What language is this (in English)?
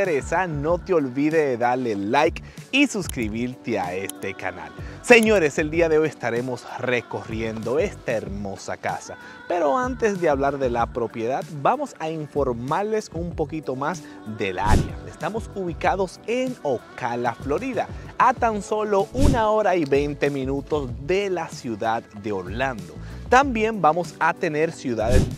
Spanish